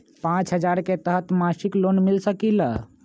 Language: Magahi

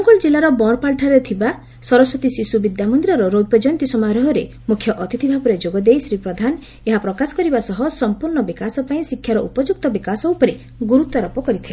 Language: Odia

